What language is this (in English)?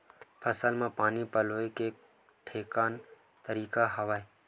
Chhattisgarhi